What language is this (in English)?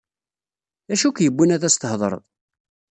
Kabyle